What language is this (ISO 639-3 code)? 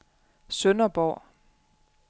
dan